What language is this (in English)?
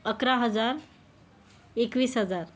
Marathi